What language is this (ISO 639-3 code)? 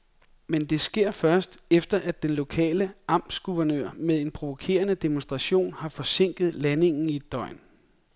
dan